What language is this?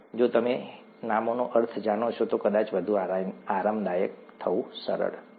Gujarati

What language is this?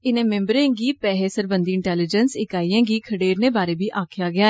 Dogri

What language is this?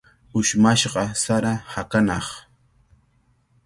Cajatambo North Lima Quechua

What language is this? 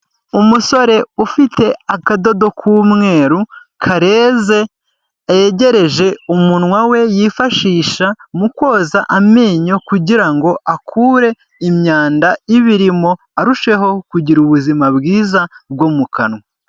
Kinyarwanda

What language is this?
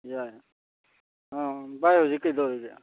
Manipuri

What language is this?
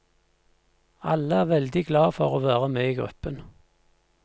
Norwegian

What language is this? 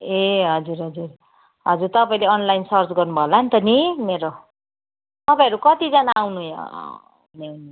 Nepali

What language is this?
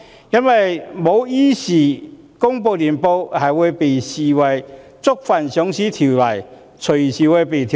Cantonese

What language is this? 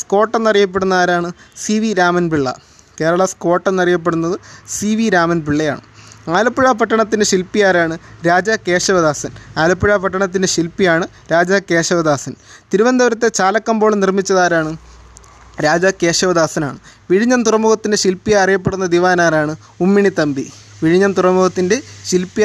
Malayalam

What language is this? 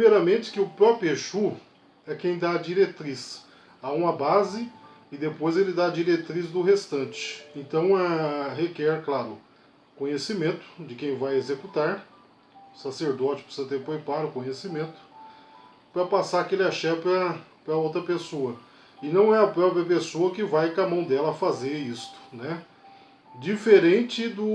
Portuguese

